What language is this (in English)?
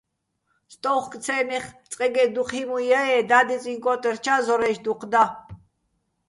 Bats